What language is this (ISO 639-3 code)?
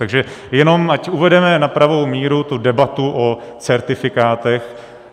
ces